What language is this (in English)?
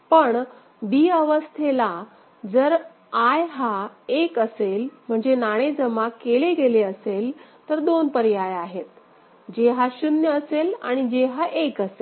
Marathi